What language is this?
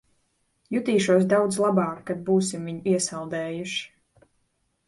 Latvian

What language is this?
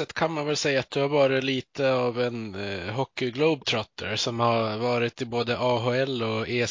Swedish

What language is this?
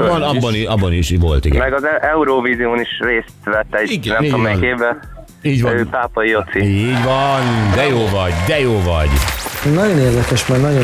Hungarian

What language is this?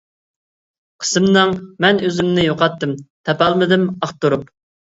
Uyghur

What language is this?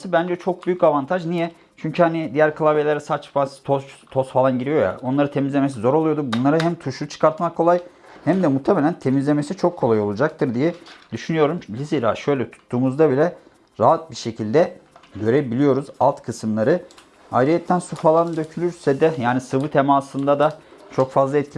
Turkish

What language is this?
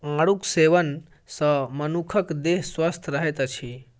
Maithili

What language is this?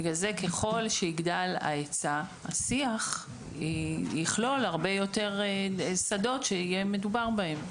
Hebrew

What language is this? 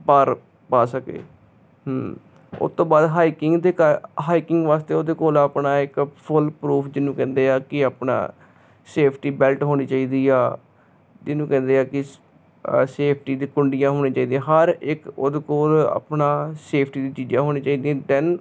Punjabi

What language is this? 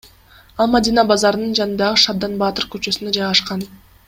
Kyrgyz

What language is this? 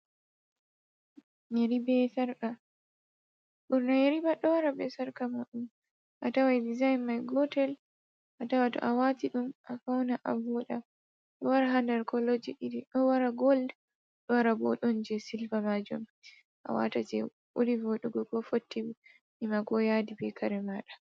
Fula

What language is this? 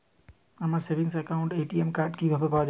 Bangla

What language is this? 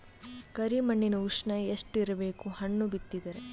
Kannada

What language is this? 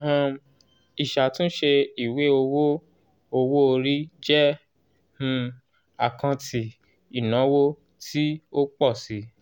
Yoruba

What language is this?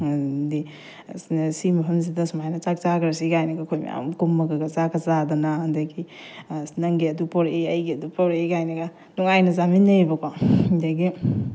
Manipuri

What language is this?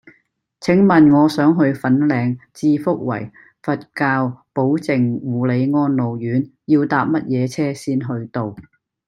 Cantonese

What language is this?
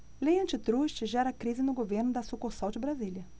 Portuguese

